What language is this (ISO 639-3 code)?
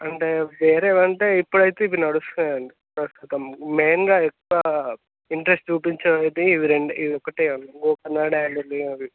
tel